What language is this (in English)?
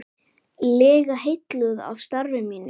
Icelandic